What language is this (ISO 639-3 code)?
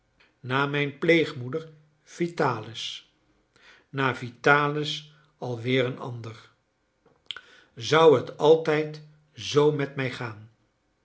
nld